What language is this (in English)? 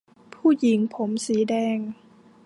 Thai